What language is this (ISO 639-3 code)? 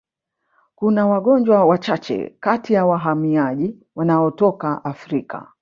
swa